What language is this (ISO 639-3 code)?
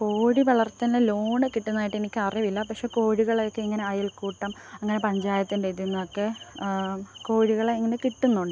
mal